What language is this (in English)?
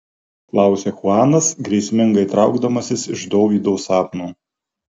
Lithuanian